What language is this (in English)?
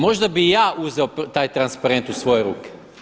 Croatian